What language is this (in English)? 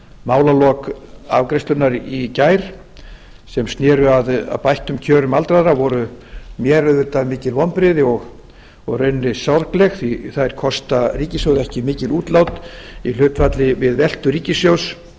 Icelandic